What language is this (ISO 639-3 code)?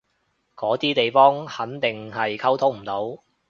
yue